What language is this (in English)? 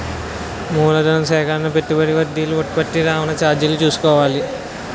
Telugu